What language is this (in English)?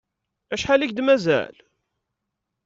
Kabyle